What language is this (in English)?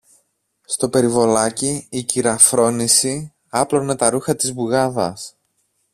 Greek